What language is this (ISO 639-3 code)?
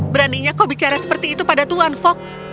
ind